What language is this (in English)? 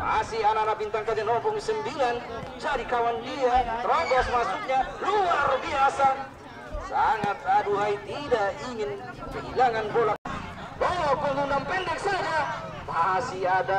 Indonesian